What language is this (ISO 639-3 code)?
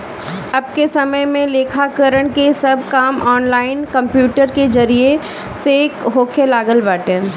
bho